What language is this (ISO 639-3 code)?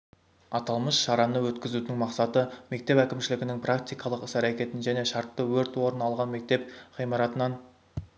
kaz